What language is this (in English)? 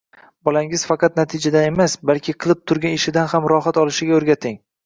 Uzbek